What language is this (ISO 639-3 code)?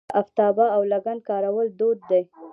pus